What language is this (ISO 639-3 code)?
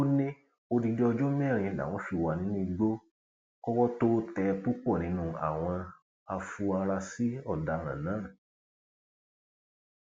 yor